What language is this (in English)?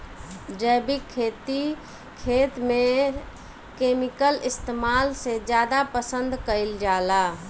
Bhojpuri